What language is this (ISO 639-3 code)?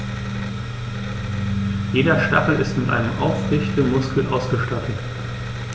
deu